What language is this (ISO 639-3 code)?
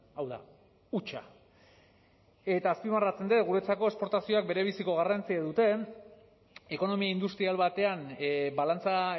eus